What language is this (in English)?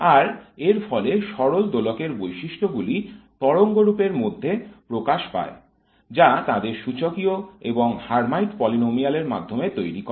Bangla